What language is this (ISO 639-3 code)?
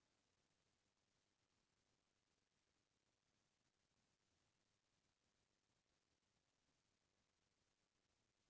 hne